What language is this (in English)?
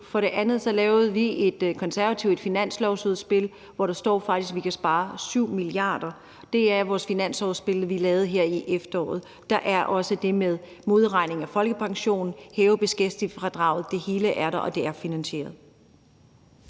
Danish